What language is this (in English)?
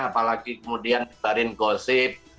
Indonesian